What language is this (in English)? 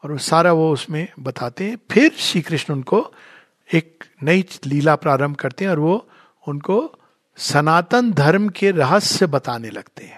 Hindi